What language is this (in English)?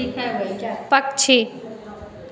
Maithili